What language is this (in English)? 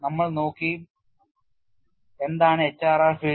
Malayalam